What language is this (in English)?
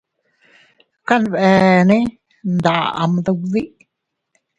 Teutila Cuicatec